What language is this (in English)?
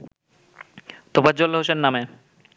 Bangla